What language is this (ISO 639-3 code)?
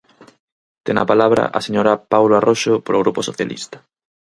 glg